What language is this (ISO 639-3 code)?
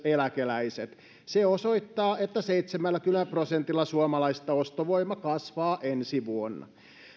fin